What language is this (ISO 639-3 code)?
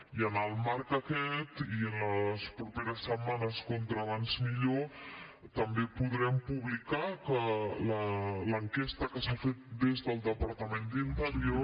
cat